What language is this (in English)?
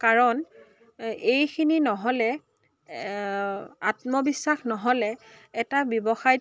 Assamese